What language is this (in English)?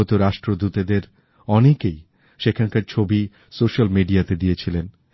Bangla